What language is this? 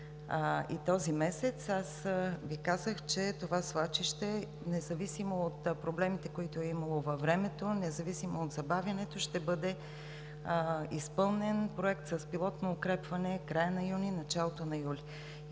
Bulgarian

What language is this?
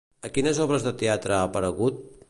Catalan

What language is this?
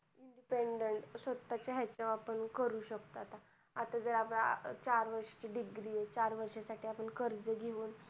Marathi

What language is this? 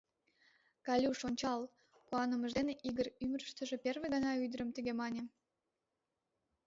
Mari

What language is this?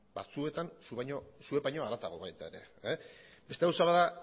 Basque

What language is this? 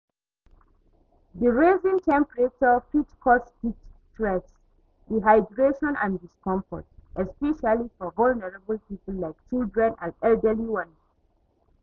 Nigerian Pidgin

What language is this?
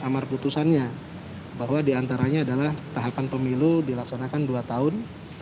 Indonesian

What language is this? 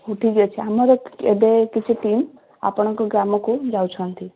Odia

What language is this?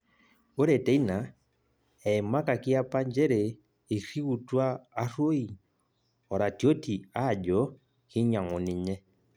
Masai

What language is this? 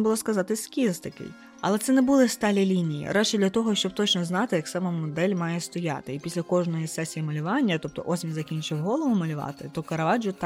Ukrainian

